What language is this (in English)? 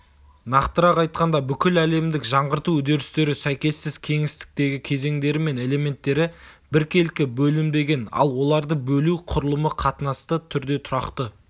Kazakh